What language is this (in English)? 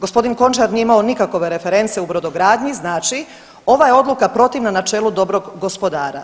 Croatian